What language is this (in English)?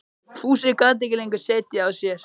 Icelandic